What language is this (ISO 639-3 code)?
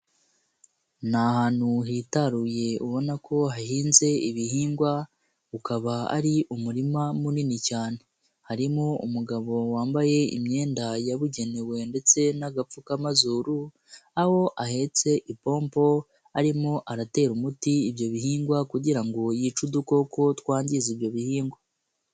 kin